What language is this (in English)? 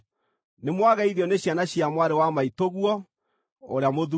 Kikuyu